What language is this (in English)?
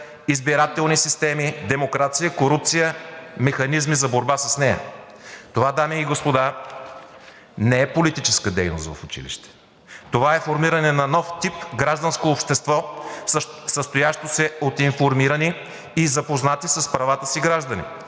Bulgarian